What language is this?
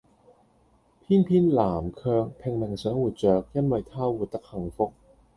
Cantonese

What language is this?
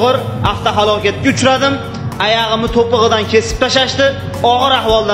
Turkish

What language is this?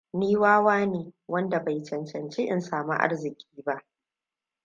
Hausa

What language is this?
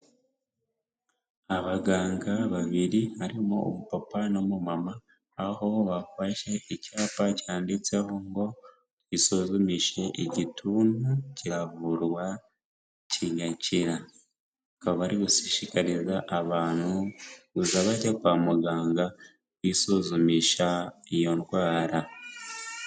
Kinyarwanda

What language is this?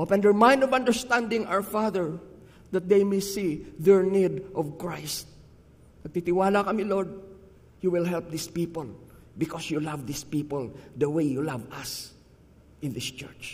Filipino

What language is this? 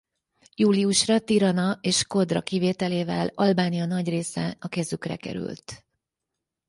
Hungarian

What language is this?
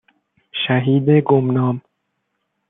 Persian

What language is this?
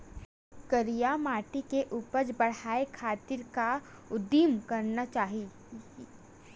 Chhattisgarhi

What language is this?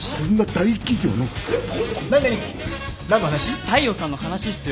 Japanese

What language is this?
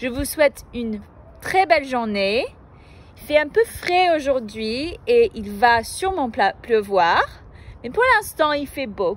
French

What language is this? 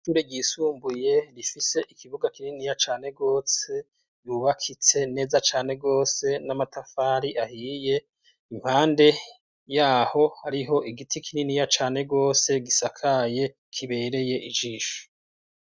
Rundi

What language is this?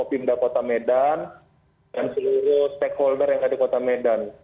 Indonesian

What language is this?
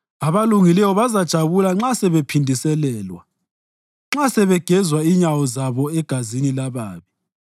North Ndebele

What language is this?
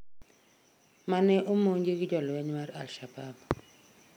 Luo (Kenya and Tanzania)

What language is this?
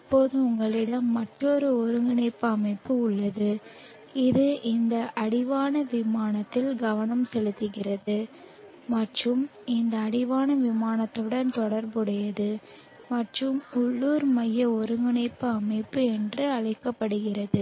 Tamil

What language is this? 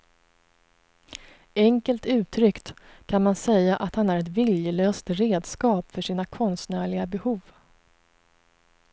Swedish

